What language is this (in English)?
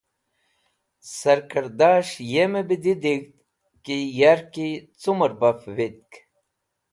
Wakhi